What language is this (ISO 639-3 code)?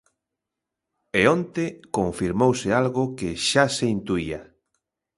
glg